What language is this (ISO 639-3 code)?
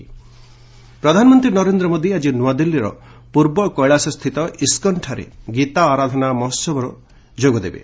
ori